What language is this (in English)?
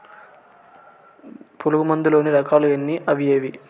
Telugu